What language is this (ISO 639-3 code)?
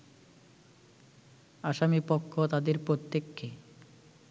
ben